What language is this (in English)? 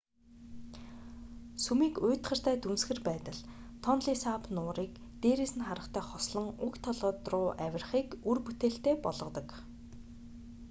Mongolian